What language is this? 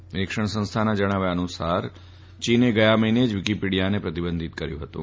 Gujarati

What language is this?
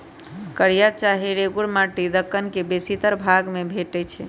Magahi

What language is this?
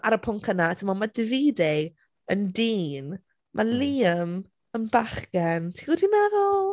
Welsh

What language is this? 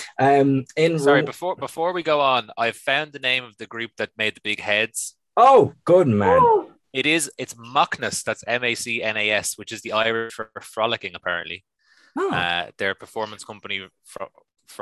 English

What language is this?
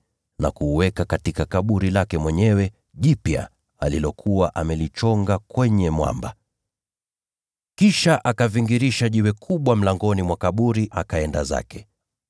Swahili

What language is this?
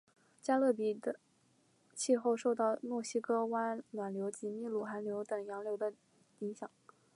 Chinese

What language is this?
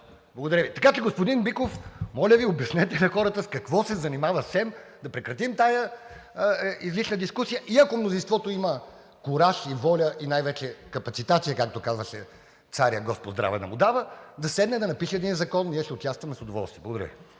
Bulgarian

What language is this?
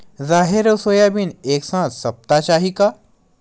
Chhattisgarhi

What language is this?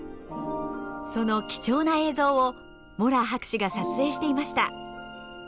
Japanese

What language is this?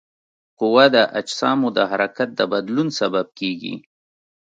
Pashto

